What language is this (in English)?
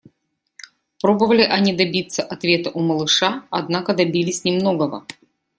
Russian